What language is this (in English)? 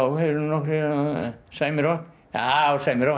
Icelandic